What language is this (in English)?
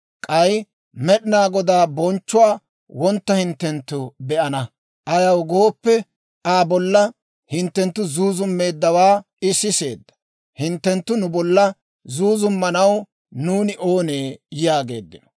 Dawro